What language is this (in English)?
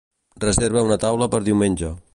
Catalan